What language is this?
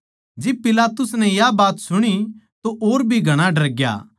Haryanvi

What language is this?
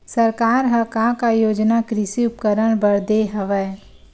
Chhattisgarhi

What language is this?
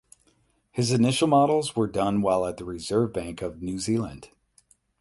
English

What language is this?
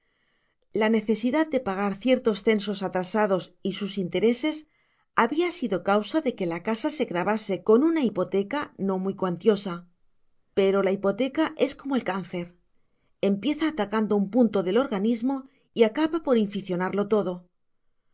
Spanish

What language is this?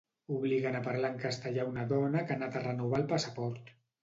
Catalan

